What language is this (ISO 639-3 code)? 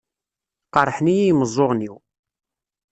kab